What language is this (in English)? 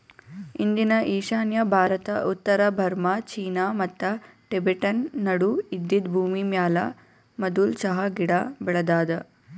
Kannada